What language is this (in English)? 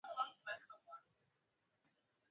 Swahili